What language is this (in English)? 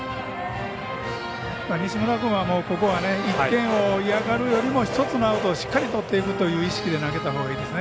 Japanese